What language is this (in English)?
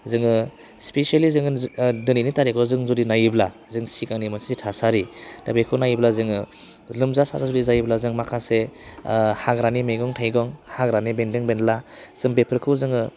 Bodo